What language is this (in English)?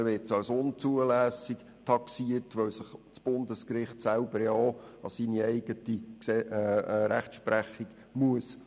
Swiss German